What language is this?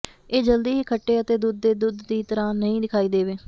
Punjabi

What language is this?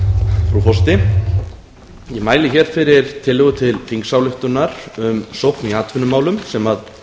Icelandic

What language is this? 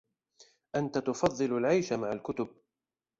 Arabic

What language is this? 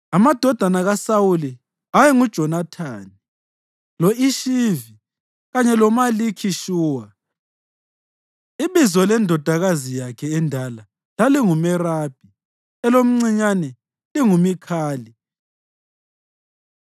North Ndebele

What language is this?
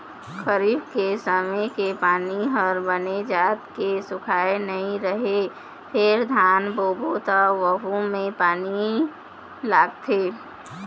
Chhattisgarhi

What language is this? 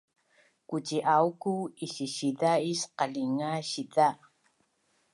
Bunun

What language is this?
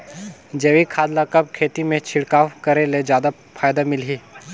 Chhattisgarhi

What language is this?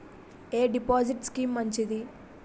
Telugu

